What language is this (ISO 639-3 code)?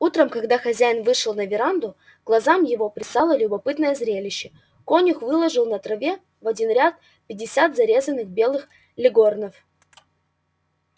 rus